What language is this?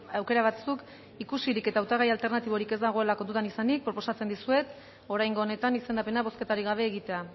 Basque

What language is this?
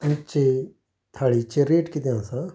Konkani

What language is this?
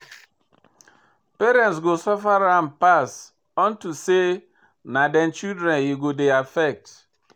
Nigerian Pidgin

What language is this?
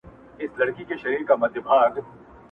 Pashto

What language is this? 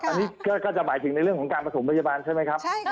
Thai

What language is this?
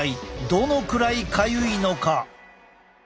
Japanese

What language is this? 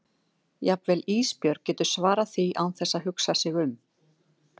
Icelandic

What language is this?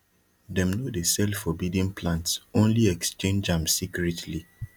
Nigerian Pidgin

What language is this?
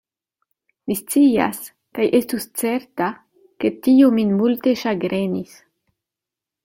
Esperanto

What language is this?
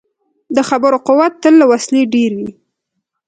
Pashto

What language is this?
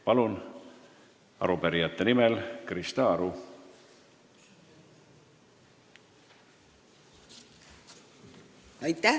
Estonian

